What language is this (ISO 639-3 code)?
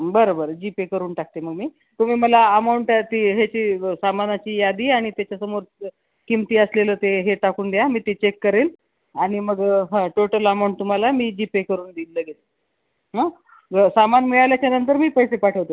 mar